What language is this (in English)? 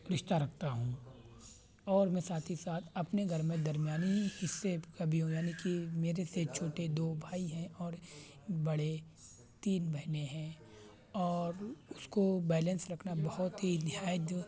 Urdu